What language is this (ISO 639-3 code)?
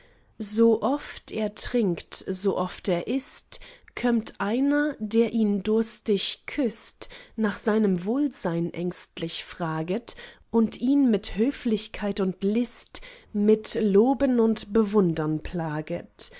deu